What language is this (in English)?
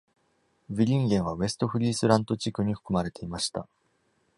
Japanese